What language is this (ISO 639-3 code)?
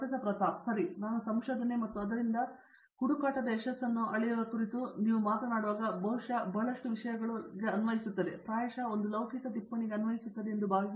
kan